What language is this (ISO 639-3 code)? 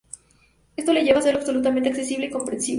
spa